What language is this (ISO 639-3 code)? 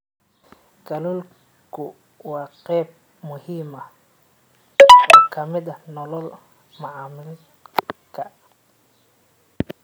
som